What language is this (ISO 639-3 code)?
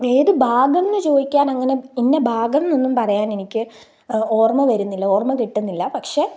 mal